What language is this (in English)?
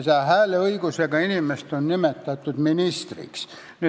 Estonian